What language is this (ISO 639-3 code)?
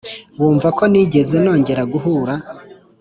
kin